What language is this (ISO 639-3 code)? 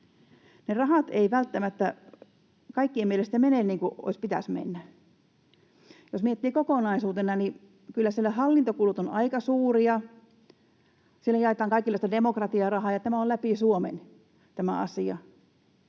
fin